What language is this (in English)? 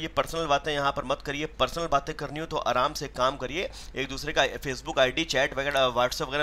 Hindi